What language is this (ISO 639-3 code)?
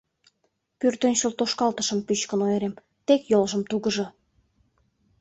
chm